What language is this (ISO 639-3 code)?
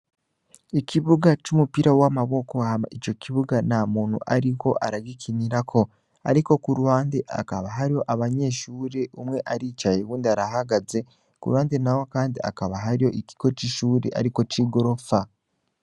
run